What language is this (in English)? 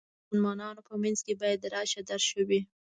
Pashto